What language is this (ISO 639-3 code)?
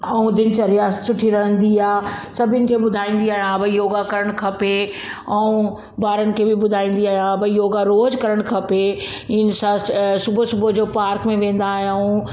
snd